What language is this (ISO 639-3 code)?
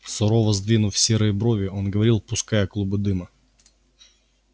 rus